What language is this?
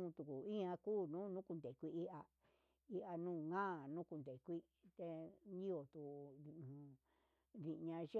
Huitepec Mixtec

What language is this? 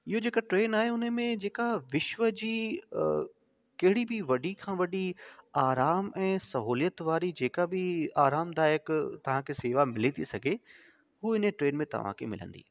Sindhi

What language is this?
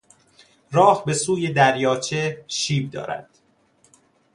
Persian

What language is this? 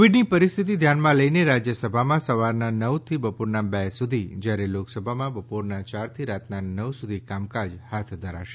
Gujarati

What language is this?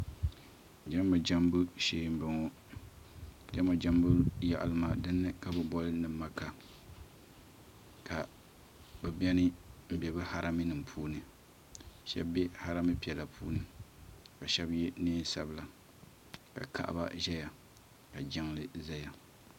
Dagbani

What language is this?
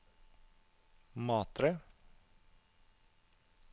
Norwegian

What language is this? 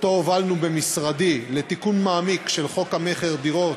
Hebrew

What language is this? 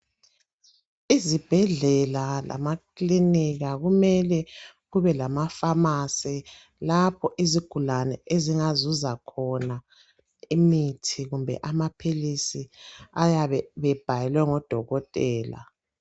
North Ndebele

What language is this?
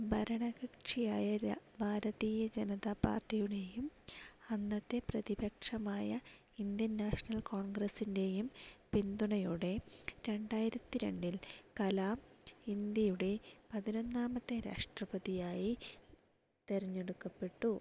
Malayalam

